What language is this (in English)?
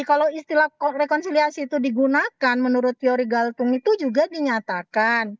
Indonesian